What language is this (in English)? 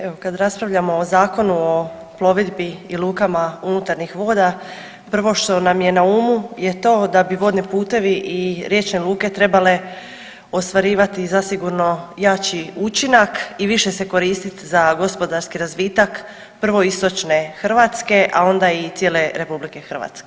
Croatian